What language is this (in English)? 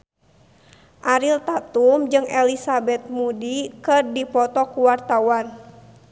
Sundanese